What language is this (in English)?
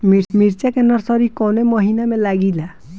Bhojpuri